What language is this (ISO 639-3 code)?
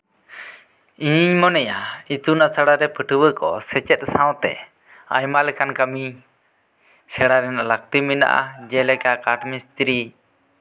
sat